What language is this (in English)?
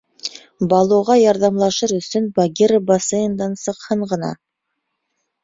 Bashkir